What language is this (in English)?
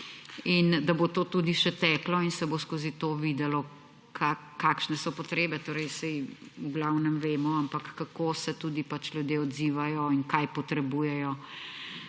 Slovenian